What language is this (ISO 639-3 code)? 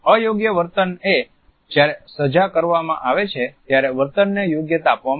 guj